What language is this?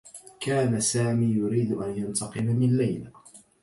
Arabic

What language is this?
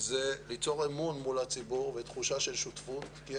Hebrew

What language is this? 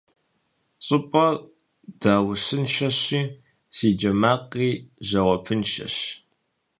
Kabardian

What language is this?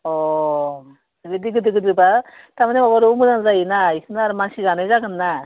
Bodo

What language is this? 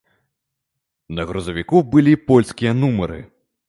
Belarusian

